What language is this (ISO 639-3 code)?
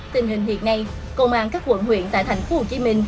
vie